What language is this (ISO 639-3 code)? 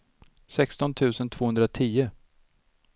swe